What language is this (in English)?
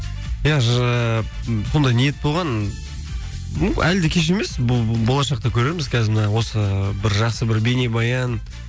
Kazakh